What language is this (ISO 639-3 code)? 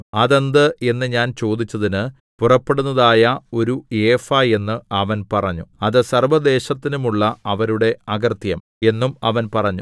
mal